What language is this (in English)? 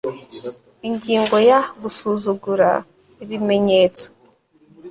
Kinyarwanda